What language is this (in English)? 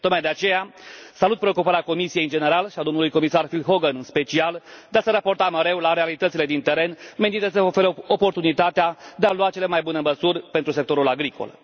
Romanian